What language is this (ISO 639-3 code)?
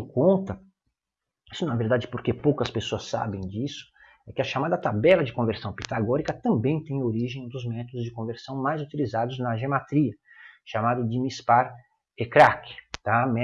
por